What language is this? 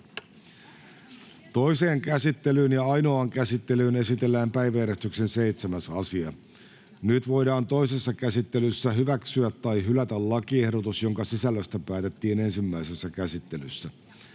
Finnish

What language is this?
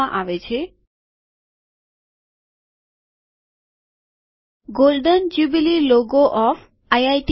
Gujarati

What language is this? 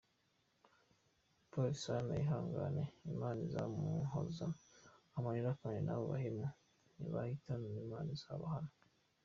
Kinyarwanda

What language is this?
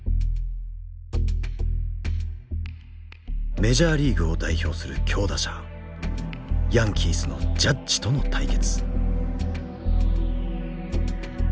Japanese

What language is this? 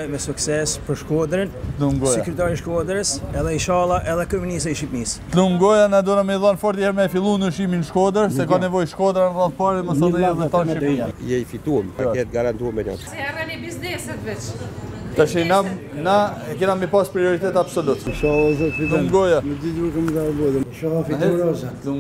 Romanian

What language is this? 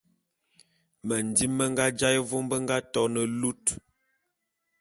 Bulu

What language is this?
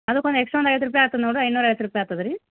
Kannada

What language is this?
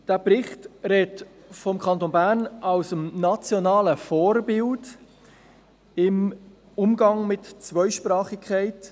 Swiss German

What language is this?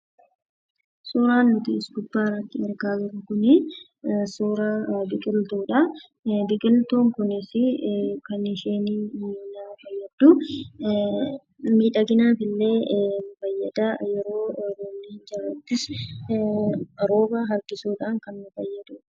Oromo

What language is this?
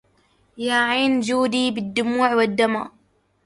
Arabic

